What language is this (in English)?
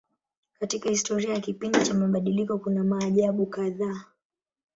Swahili